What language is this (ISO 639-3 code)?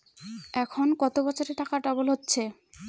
ben